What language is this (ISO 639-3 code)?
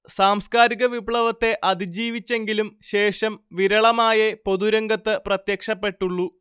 mal